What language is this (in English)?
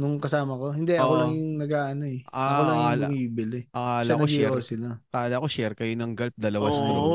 Filipino